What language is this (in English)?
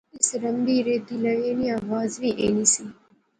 Pahari-Potwari